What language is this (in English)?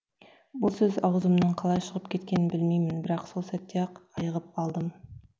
Kazakh